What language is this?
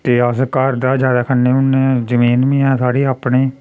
Dogri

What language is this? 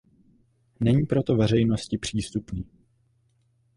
Czech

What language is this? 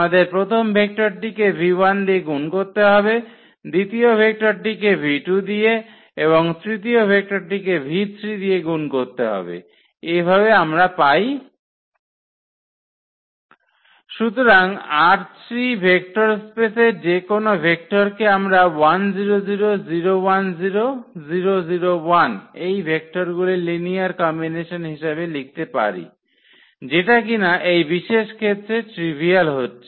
Bangla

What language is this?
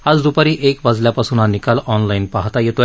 Marathi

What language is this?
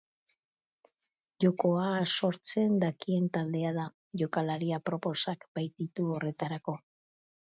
Basque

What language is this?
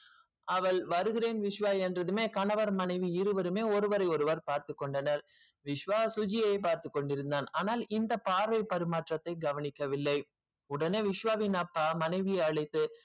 Tamil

